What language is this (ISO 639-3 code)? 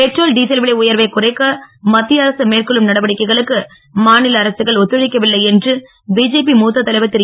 tam